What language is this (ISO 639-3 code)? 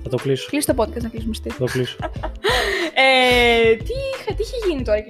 ell